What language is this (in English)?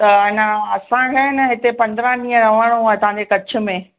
Sindhi